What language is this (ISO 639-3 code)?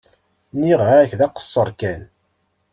kab